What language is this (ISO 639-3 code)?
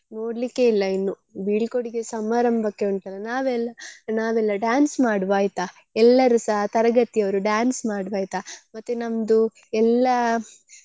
kan